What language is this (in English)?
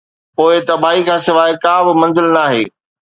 Sindhi